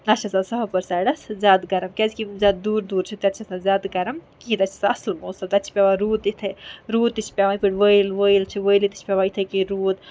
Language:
Kashmiri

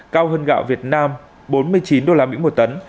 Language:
Vietnamese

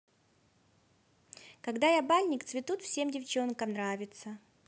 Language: Russian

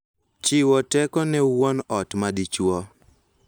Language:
Luo (Kenya and Tanzania)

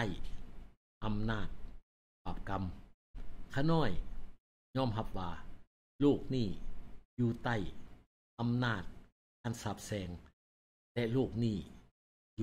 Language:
Thai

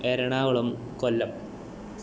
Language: Malayalam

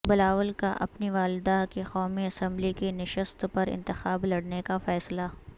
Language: Urdu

